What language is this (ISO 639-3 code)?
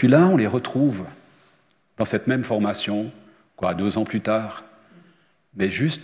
fra